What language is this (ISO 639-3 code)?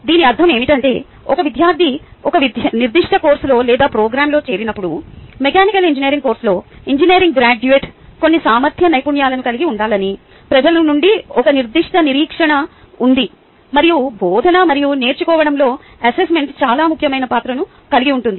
tel